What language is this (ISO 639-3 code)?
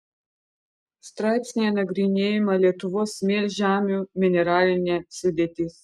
lit